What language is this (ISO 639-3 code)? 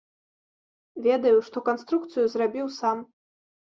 bel